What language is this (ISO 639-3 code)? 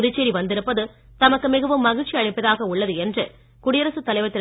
tam